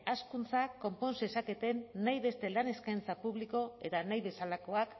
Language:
Basque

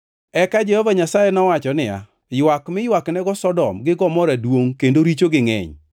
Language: Luo (Kenya and Tanzania)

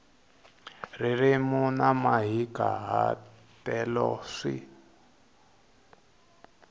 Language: Tsonga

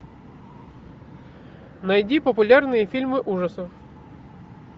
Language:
Russian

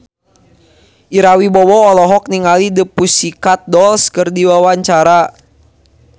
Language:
Sundanese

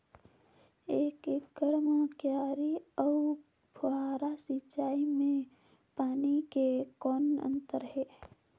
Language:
Chhattisgarhi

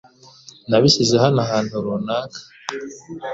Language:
Kinyarwanda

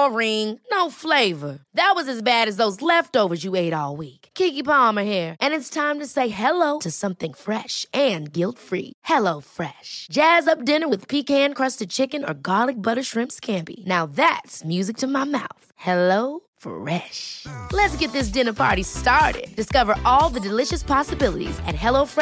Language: Swedish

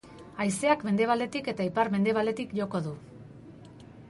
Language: Basque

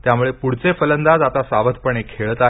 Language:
Marathi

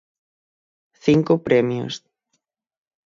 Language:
Galician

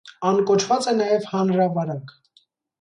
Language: Armenian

